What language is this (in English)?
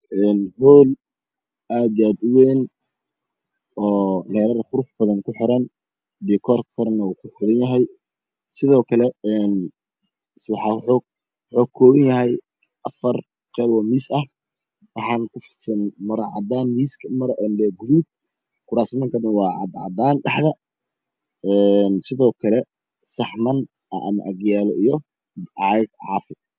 Somali